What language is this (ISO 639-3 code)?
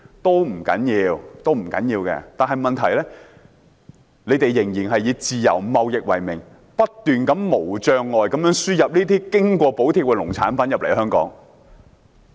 yue